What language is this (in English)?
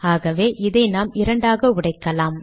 Tamil